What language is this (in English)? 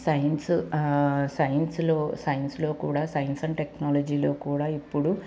Telugu